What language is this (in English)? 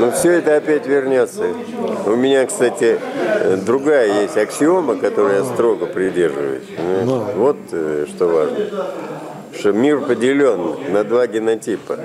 Russian